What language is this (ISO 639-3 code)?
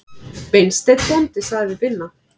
isl